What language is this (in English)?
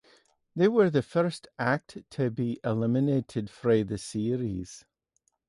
English